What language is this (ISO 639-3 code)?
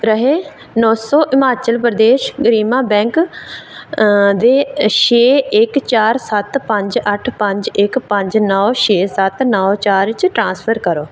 doi